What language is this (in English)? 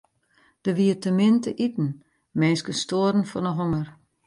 Western Frisian